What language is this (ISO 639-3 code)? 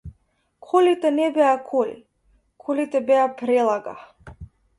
mkd